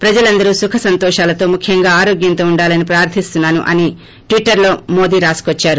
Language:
Telugu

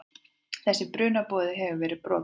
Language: Icelandic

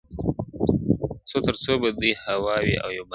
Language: Pashto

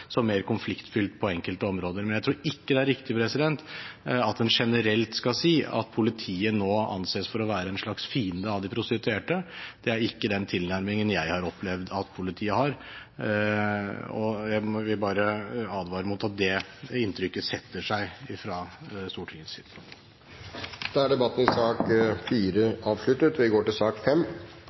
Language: Norwegian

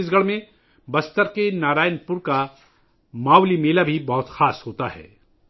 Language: Urdu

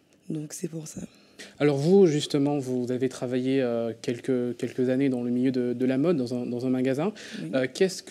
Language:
French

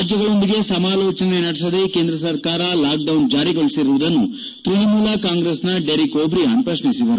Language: Kannada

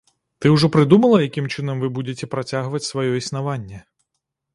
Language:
Belarusian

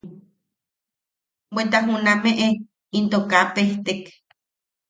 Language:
Yaqui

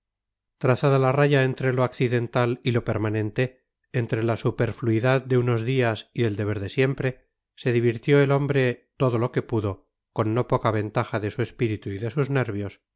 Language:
Spanish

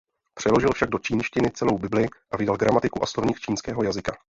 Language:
Czech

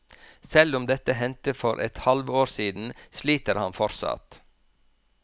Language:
Norwegian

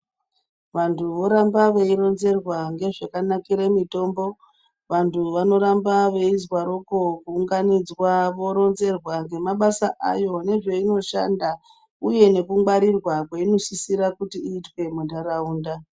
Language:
Ndau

